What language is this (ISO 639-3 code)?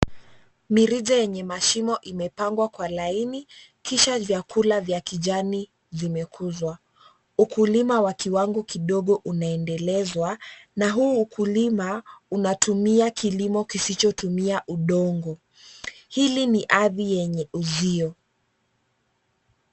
swa